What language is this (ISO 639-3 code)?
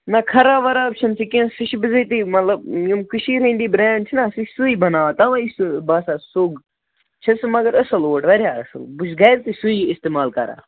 kas